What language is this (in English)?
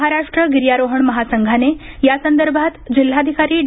Marathi